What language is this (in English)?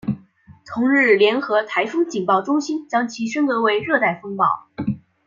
Chinese